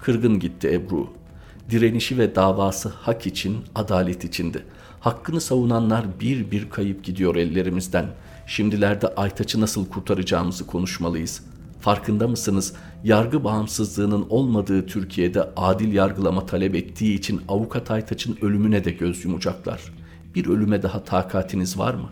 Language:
Turkish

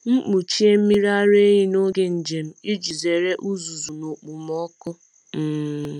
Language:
Igbo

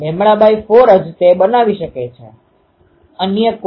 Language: Gujarati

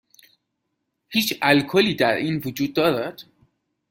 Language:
Persian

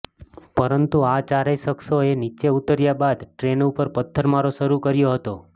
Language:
Gujarati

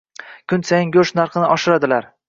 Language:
Uzbek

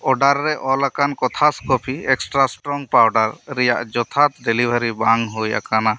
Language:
Santali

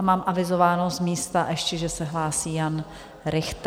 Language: Czech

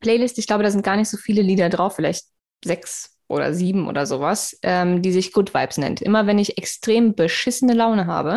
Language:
German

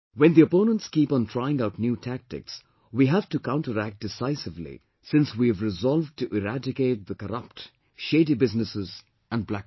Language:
English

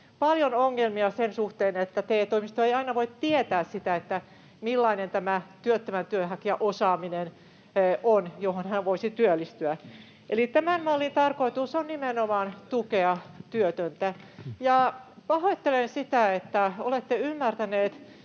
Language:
Finnish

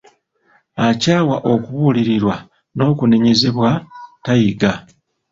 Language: Ganda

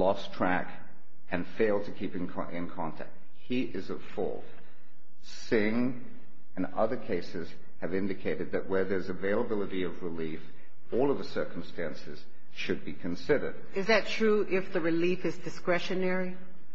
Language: English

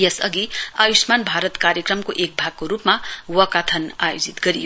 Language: Nepali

